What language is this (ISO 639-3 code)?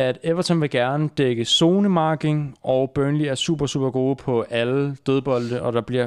dan